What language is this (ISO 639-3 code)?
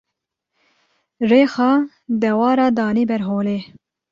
kur